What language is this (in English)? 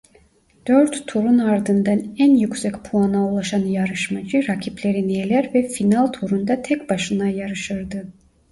Turkish